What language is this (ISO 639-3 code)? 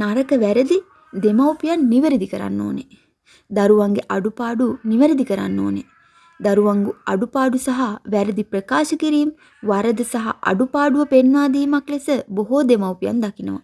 sin